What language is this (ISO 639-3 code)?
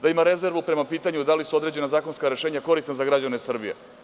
srp